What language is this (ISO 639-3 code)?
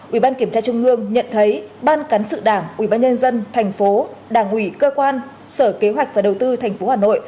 vie